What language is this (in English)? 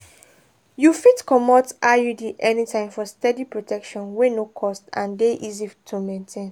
Nigerian Pidgin